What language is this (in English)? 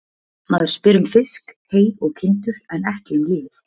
Icelandic